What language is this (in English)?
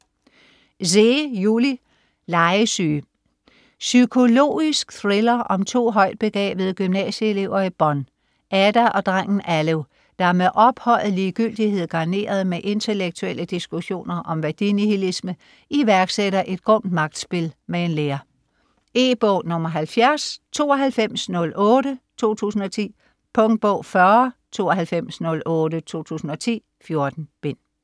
Danish